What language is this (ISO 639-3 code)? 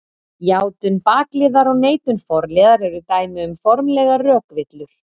isl